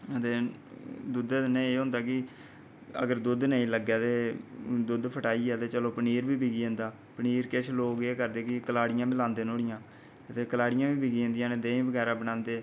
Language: Dogri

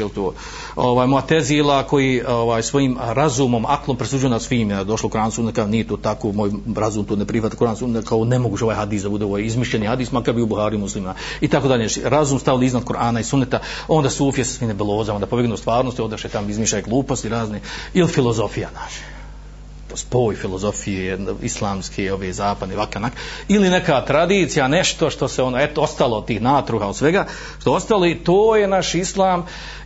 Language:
Croatian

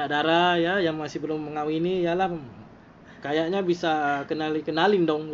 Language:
Malay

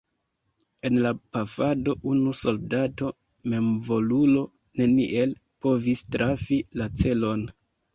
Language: Esperanto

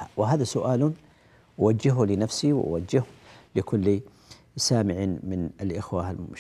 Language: Arabic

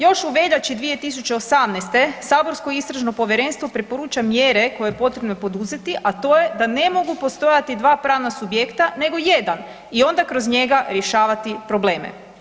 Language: Croatian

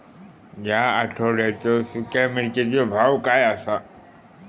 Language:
Marathi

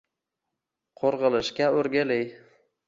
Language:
Uzbek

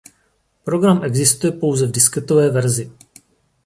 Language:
Czech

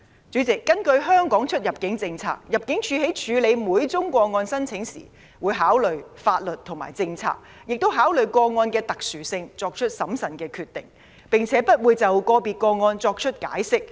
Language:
Cantonese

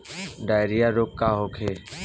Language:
Bhojpuri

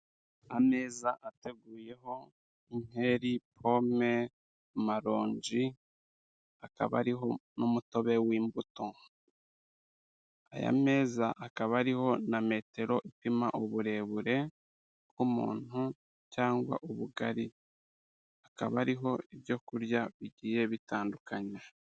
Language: Kinyarwanda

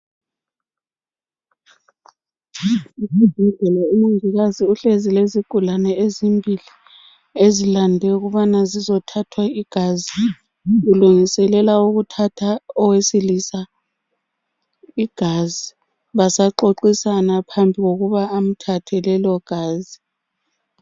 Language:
North Ndebele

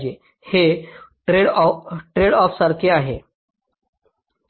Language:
Marathi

